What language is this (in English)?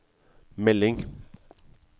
Norwegian